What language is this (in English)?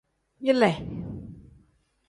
Tem